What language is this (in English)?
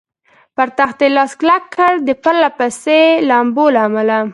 Pashto